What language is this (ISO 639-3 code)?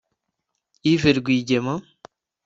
kin